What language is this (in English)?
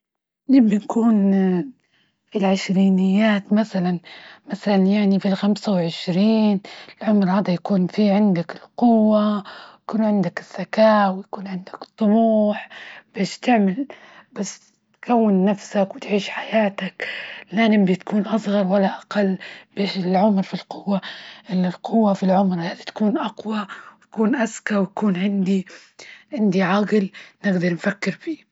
Libyan Arabic